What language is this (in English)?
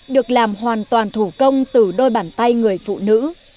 Vietnamese